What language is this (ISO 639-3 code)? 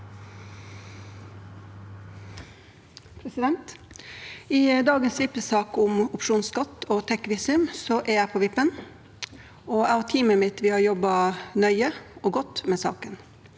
nor